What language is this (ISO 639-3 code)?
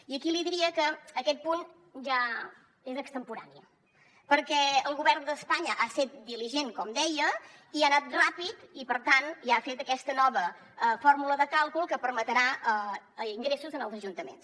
cat